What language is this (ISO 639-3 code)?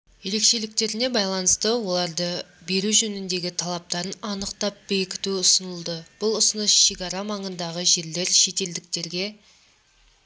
kaz